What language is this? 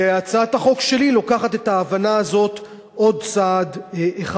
Hebrew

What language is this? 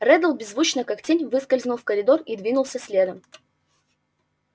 Russian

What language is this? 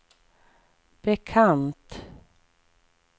Swedish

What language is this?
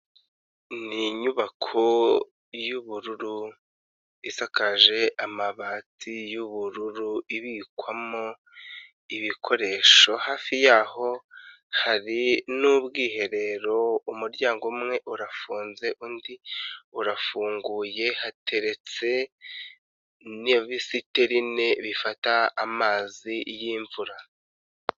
Kinyarwanda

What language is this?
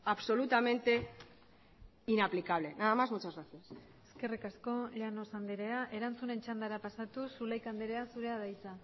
Basque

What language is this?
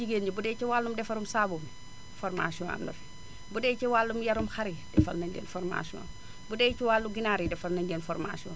Wolof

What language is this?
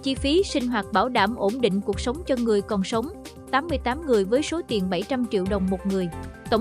Vietnamese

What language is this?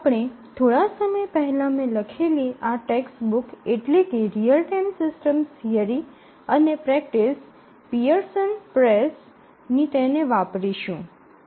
Gujarati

